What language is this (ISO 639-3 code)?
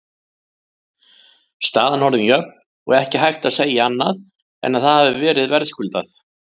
isl